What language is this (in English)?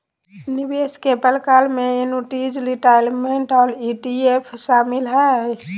Magahi